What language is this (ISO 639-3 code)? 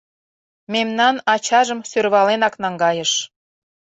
chm